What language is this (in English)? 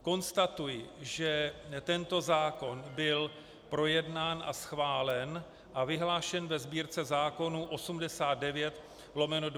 Czech